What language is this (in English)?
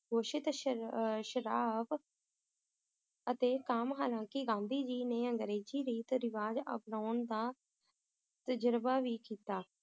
Punjabi